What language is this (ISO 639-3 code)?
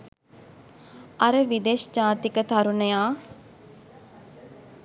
sin